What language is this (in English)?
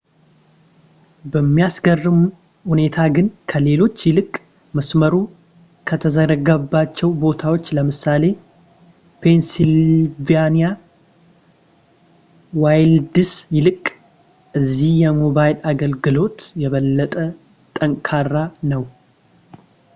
Amharic